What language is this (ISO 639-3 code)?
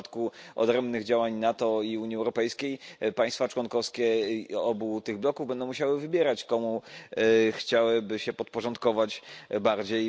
pol